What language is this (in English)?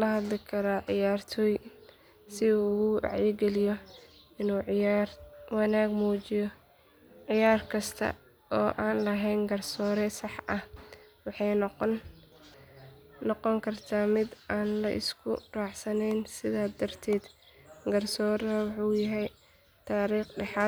Somali